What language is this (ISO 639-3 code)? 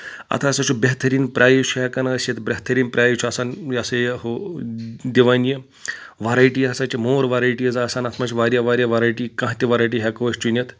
kas